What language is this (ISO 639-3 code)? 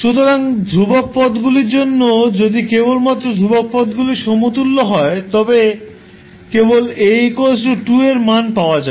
ben